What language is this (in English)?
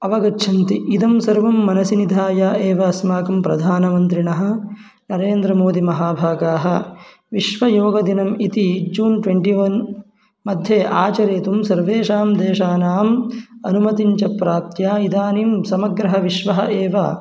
Sanskrit